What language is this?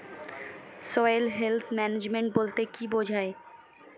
Bangla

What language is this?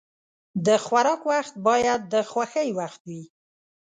Pashto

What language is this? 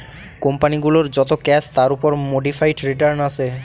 Bangla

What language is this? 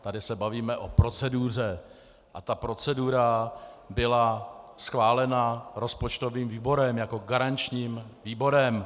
Czech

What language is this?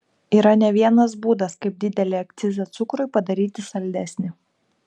Lithuanian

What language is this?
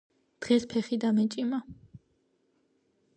Georgian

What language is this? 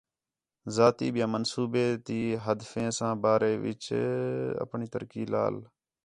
Khetrani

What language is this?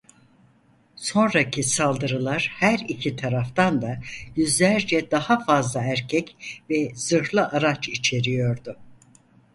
Turkish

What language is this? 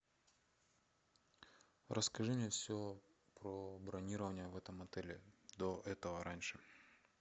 Russian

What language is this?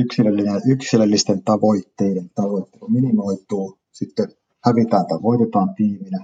Finnish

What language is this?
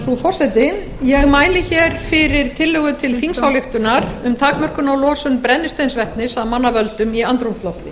Icelandic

